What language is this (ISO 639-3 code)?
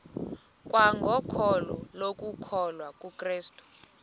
xho